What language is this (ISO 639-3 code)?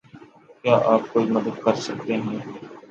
urd